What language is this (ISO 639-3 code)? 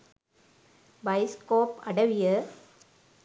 sin